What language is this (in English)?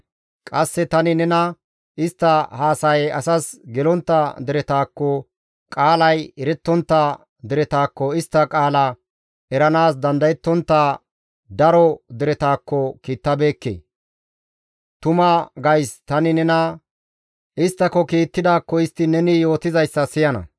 Gamo